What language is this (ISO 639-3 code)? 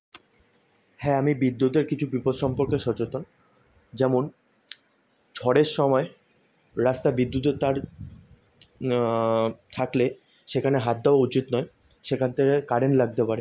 ben